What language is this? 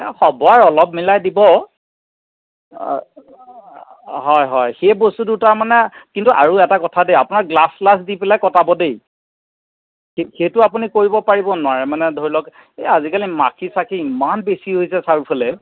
Assamese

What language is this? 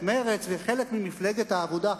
Hebrew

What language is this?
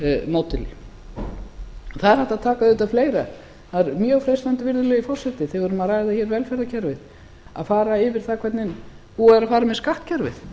Icelandic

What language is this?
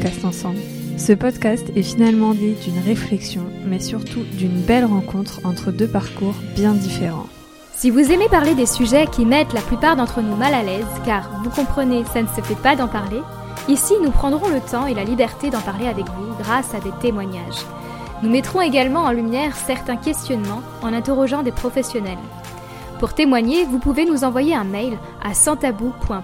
French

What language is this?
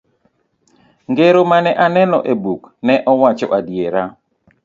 Luo (Kenya and Tanzania)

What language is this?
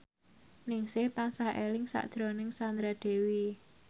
Javanese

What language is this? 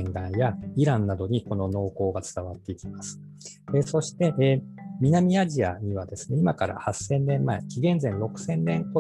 Japanese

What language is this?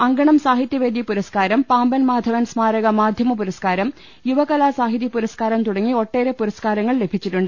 Malayalam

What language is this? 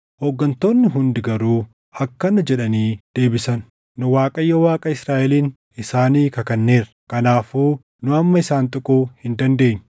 Oromo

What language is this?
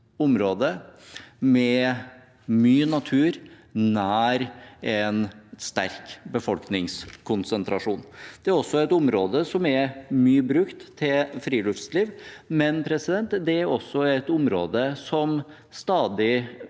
Norwegian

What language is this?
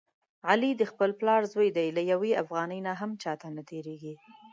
Pashto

